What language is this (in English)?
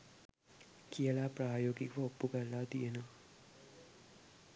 Sinhala